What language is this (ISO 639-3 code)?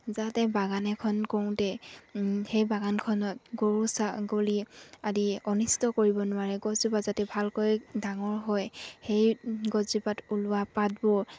asm